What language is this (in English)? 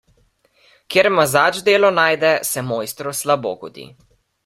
Slovenian